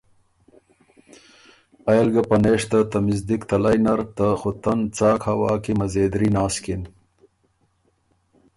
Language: Ormuri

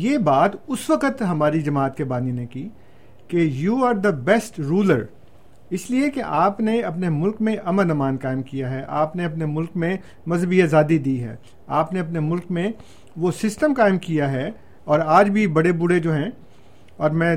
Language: Urdu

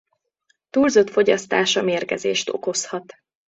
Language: Hungarian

